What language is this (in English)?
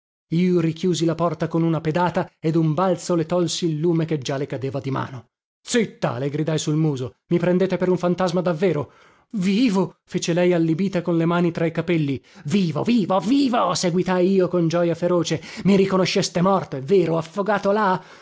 Italian